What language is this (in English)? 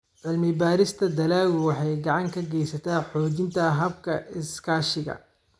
Somali